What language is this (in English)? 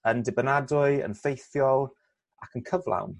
Welsh